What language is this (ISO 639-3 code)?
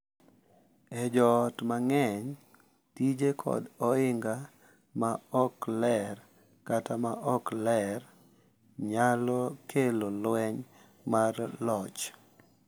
luo